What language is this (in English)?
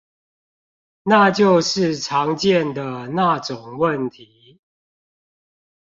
Chinese